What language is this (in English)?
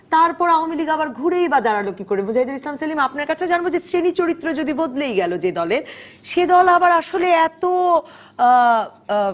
Bangla